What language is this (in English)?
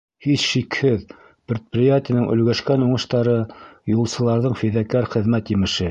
Bashkir